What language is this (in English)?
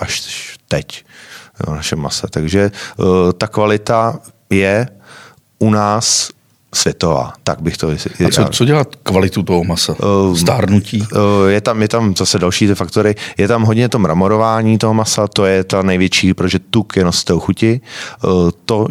Czech